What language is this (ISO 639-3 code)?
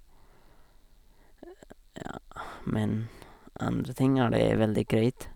nor